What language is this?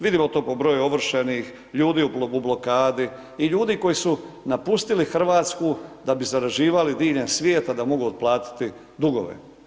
Croatian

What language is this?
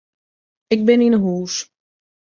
Western Frisian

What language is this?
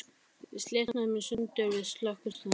Icelandic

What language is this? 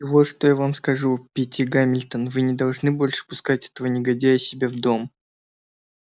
Russian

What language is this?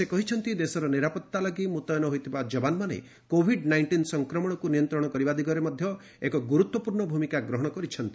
Odia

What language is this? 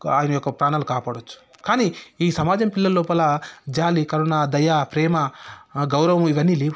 Telugu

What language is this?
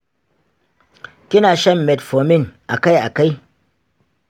Hausa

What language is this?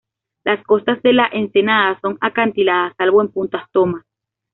Spanish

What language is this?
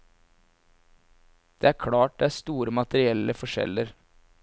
Norwegian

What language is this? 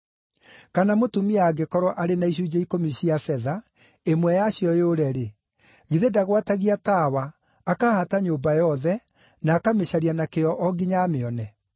Kikuyu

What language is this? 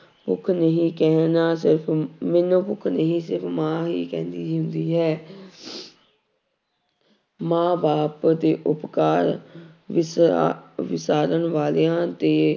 Punjabi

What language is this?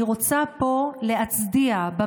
Hebrew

